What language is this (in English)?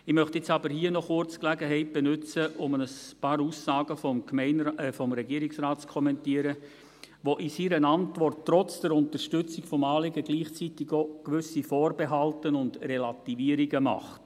Swiss German